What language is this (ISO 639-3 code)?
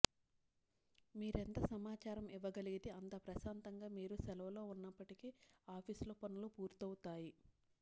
tel